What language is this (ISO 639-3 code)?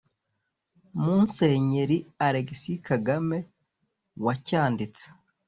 kin